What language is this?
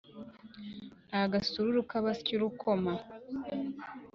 Kinyarwanda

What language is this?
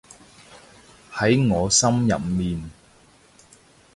Cantonese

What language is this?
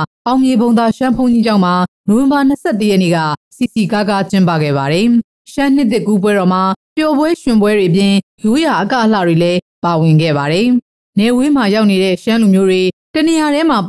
Thai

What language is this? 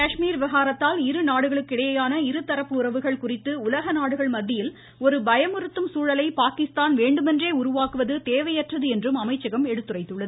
Tamil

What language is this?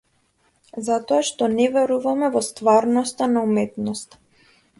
Macedonian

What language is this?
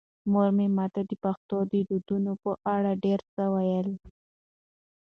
Pashto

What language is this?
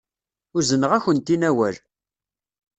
Kabyle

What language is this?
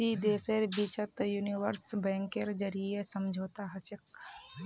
Magahi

